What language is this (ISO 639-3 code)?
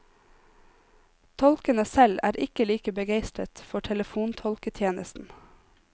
nor